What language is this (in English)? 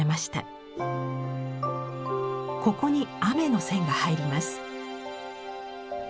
Japanese